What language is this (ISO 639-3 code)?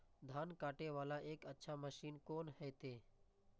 mai